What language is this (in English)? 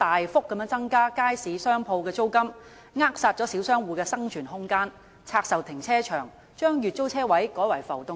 Cantonese